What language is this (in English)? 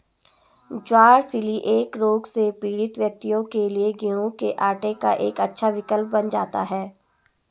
Hindi